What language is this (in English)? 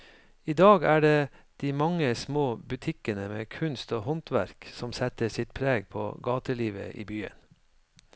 Norwegian